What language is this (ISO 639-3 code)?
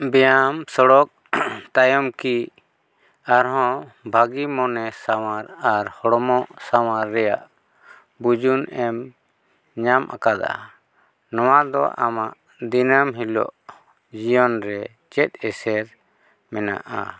sat